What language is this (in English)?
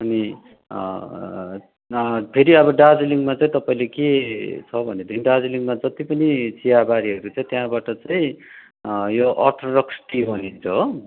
Nepali